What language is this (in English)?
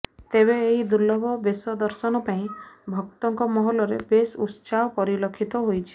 Odia